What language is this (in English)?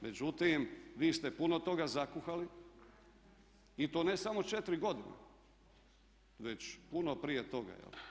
Croatian